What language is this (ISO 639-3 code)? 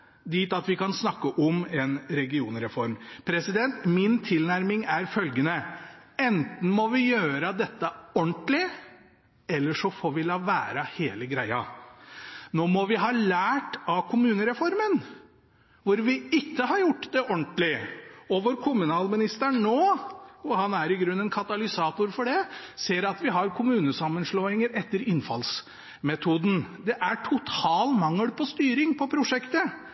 nob